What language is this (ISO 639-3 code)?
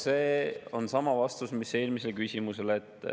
est